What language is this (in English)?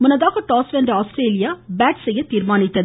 Tamil